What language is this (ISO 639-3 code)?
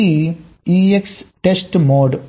tel